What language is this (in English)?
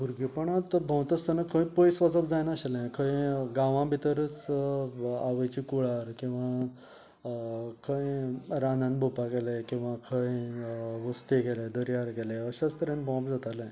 Konkani